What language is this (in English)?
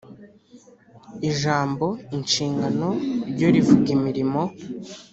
Kinyarwanda